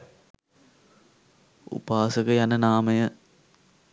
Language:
Sinhala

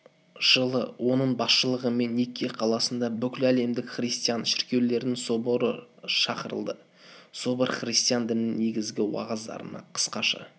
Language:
Kazakh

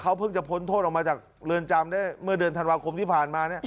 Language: Thai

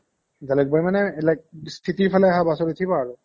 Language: Assamese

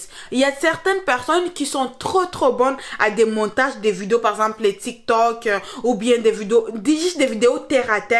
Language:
French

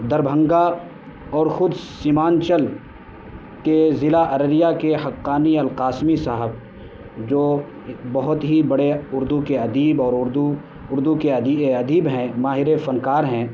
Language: Urdu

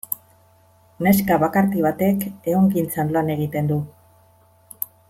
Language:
Basque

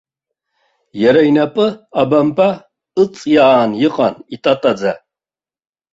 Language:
Abkhazian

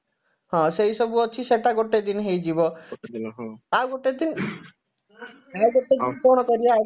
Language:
Odia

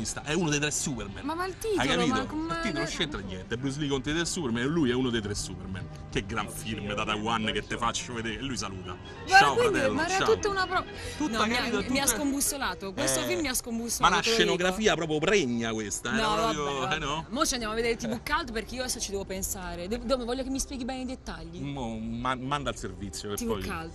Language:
Italian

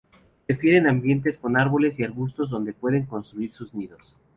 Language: Spanish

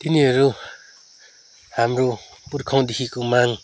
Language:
Nepali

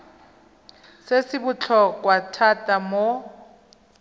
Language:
Tswana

